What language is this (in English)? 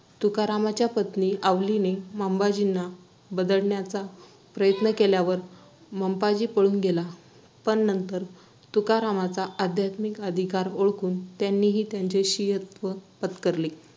Marathi